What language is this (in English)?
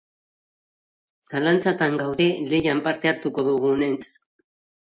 Basque